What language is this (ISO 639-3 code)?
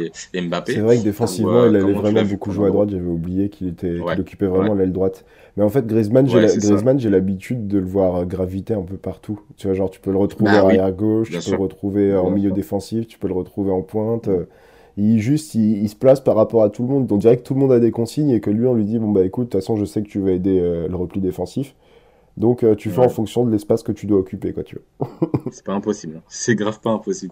fra